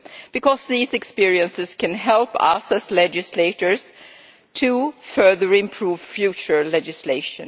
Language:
English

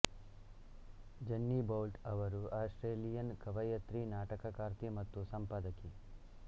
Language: Kannada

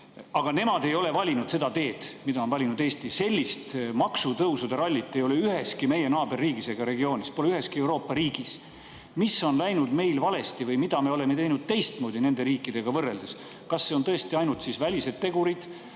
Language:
Estonian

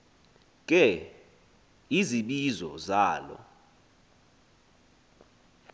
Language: Xhosa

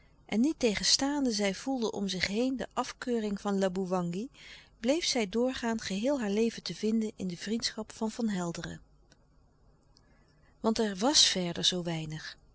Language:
Dutch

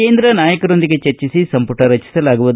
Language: Kannada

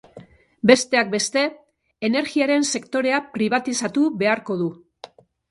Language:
Basque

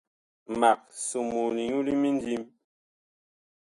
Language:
Bakoko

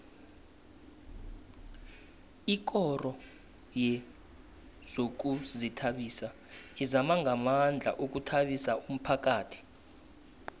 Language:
South Ndebele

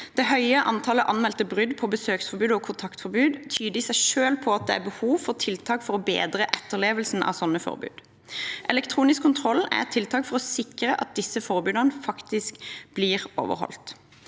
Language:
Norwegian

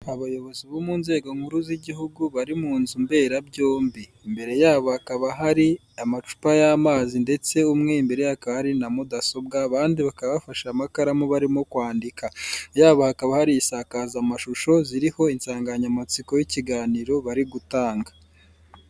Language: Kinyarwanda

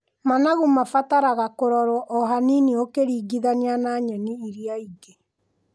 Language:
Kikuyu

